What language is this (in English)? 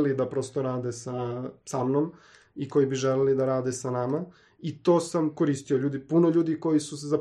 Croatian